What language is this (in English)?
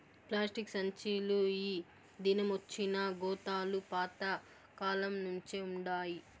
Telugu